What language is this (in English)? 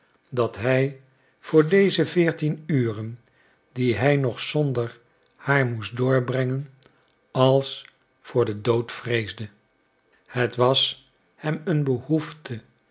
Dutch